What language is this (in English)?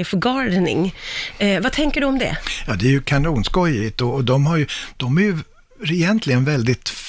Swedish